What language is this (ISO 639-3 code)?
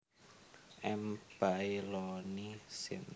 jav